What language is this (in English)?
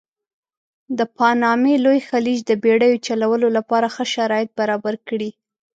Pashto